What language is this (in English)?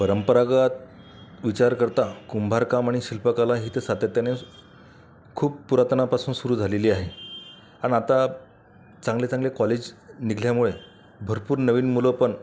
Marathi